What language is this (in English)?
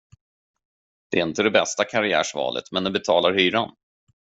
Swedish